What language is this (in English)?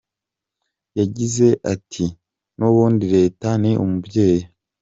Kinyarwanda